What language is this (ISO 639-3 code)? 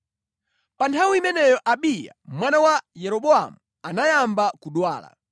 nya